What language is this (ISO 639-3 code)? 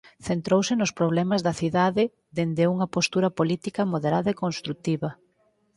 glg